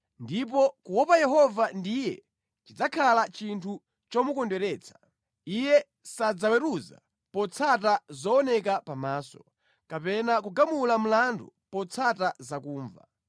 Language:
Nyanja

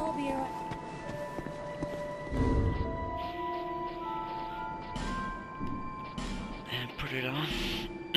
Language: English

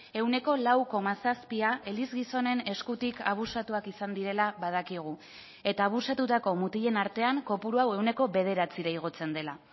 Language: Basque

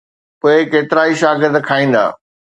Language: Sindhi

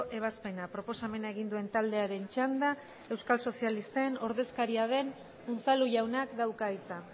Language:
Basque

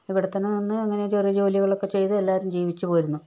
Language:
Malayalam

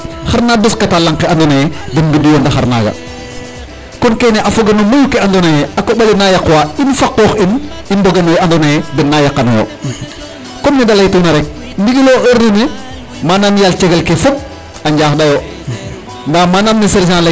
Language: Serer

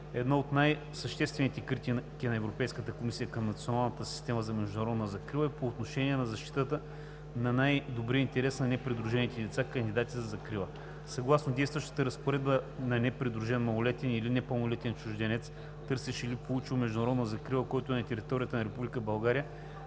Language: Bulgarian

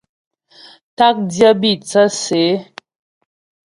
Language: Ghomala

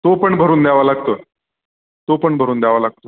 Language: Marathi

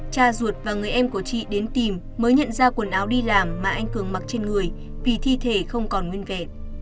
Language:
Vietnamese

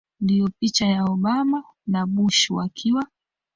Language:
Swahili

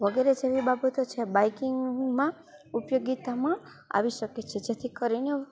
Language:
Gujarati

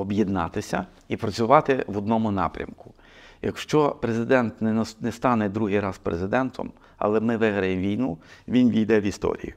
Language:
Ukrainian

